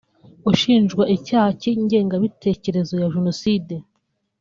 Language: Kinyarwanda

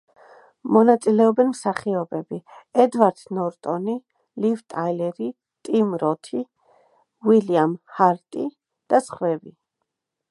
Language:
Georgian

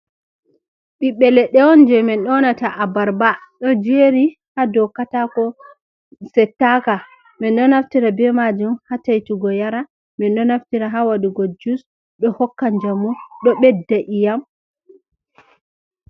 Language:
Fula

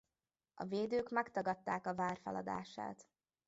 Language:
Hungarian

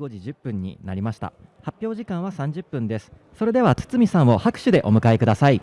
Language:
Japanese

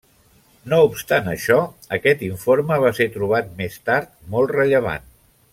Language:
Catalan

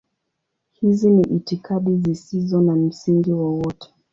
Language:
Swahili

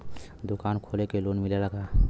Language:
Bhojpuri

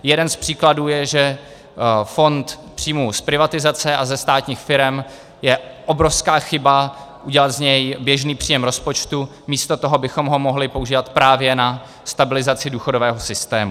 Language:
Czech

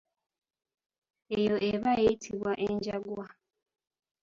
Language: Ganda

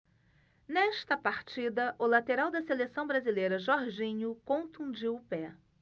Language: Portuguese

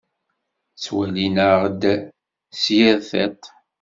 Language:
Kabyle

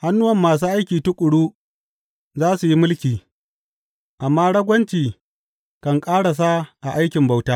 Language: Hausa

